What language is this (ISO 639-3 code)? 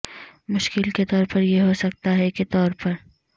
urd